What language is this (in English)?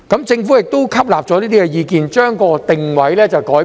Cantonese